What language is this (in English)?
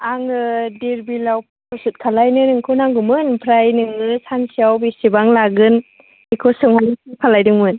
Bodo